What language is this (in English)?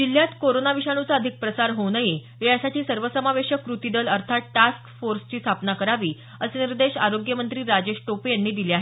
Marathi